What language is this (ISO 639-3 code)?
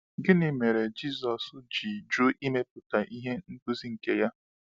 ibo